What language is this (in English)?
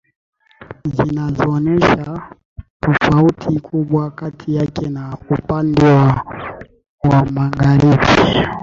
Swahili